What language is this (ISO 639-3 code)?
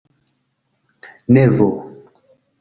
epo